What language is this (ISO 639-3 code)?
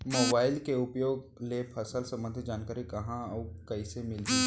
hne